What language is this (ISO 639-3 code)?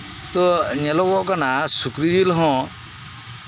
sat